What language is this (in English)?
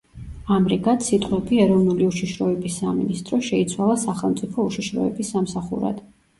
Georgian